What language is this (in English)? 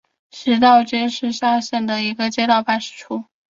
Chinese